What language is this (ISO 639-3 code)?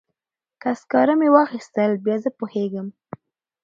pus